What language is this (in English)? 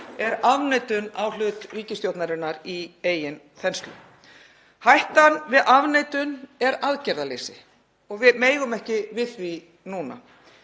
Icelandic